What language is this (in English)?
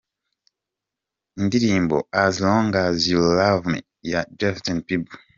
Kinyarwanda